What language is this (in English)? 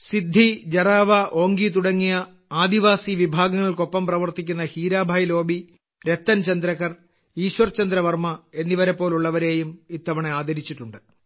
Malayalam